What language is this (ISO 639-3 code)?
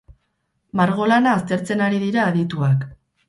eus